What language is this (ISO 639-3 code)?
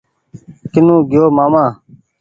gig